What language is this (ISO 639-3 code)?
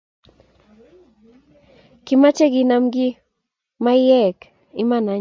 kln